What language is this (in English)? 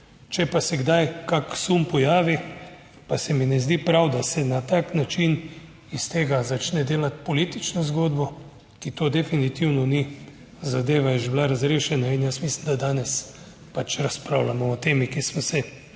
Slovenian